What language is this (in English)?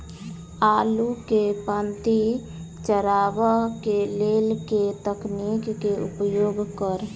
Maithili